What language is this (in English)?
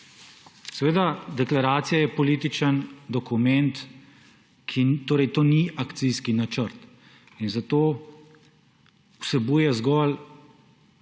Slovenian